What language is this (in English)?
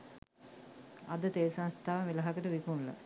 Sinhala